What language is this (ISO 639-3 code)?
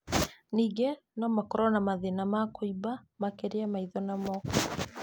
kik